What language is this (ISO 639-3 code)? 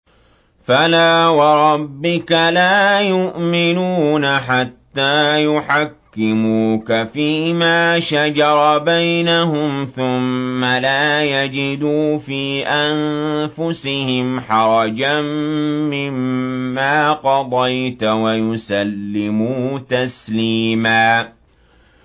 ara